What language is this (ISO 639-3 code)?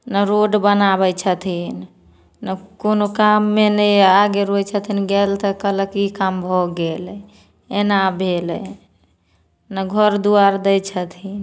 mai